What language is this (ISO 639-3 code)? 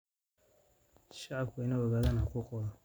som